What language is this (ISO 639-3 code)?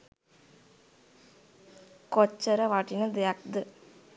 sin